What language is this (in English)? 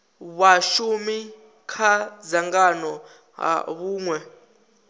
Venda